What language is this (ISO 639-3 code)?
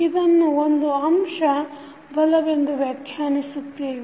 kan